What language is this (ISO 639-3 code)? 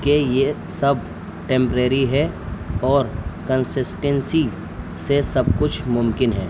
urd